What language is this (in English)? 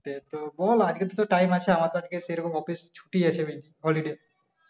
Bangla